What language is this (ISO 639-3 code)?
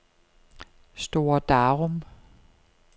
dan